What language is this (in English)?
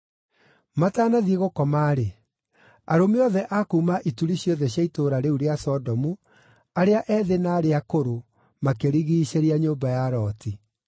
Kikuyu